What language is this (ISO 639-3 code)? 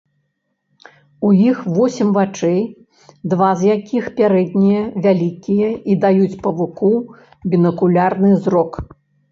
bel